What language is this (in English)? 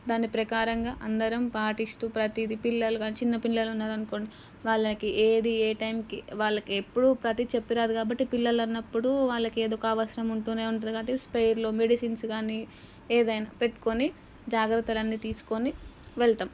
Telugu